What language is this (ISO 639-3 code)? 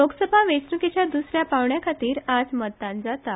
kok